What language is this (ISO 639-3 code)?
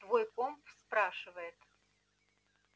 rus